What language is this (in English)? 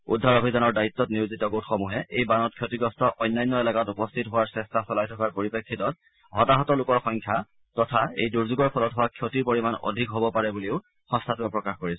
Assamese